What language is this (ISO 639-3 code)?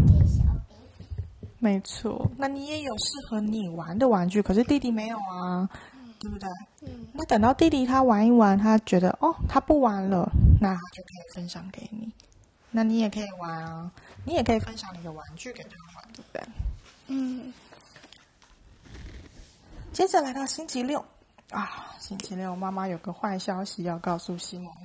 zho